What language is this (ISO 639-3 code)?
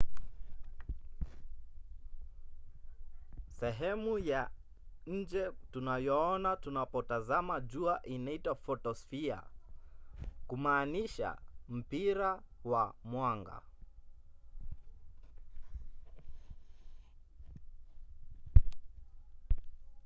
swa